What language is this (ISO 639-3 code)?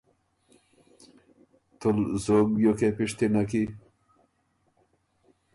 oru